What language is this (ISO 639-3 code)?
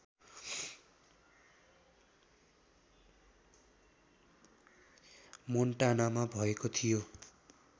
nep